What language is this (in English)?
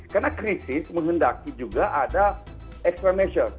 Indonesian